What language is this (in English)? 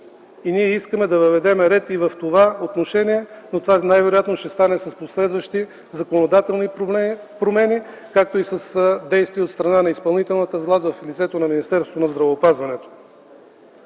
Bulgarian